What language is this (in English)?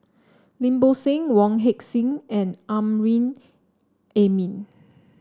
English